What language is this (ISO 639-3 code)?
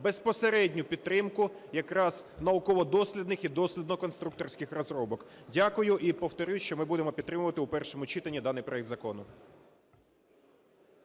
ukr